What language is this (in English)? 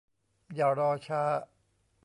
Thai